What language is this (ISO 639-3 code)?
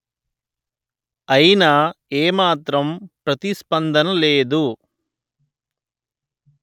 tel